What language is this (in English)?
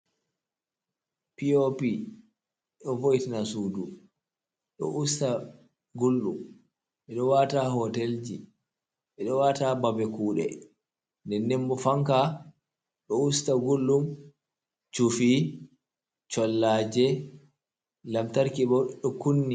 Fula